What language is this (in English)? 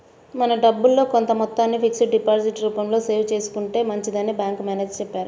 Telugu